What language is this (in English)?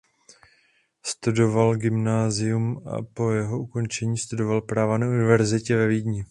Czech